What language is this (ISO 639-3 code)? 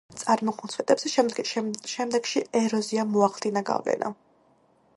kat